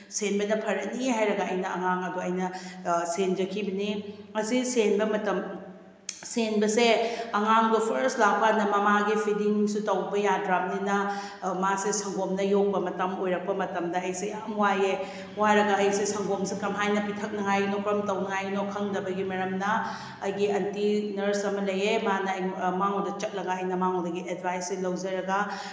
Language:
Manipuri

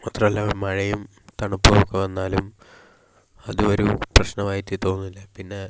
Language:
Malayalam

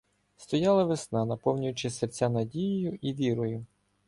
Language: Ukrainian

